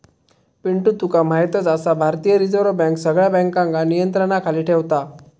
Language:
Marathi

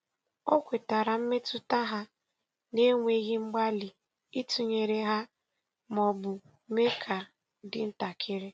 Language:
Igbo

